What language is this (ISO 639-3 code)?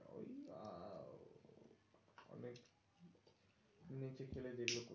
ben